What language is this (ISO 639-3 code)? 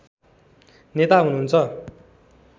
nep